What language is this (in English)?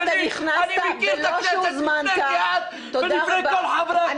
Hebrew